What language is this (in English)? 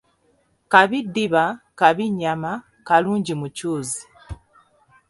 Ganda